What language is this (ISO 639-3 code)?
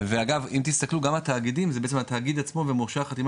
heb